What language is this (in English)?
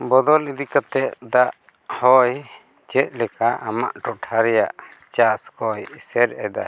Santali